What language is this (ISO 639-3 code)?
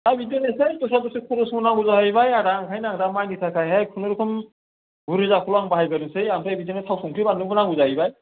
brx